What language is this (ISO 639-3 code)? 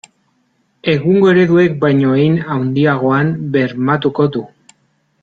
eus